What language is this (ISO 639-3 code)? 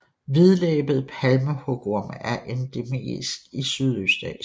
dan